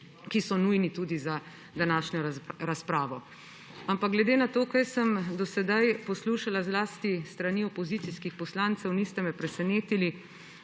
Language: Slovenian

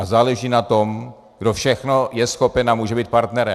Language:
Czech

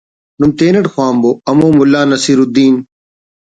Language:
Brahui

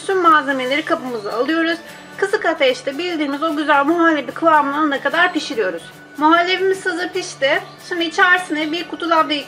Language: Turkish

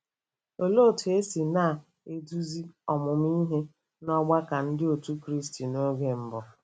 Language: Igbo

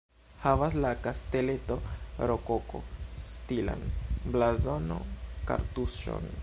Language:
Esperanto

